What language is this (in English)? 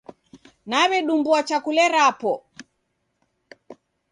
Taita